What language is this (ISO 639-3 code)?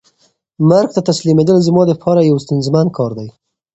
pus